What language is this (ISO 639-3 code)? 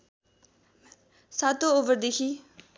nep